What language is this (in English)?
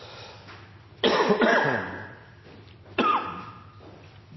Norwegian Nynorsk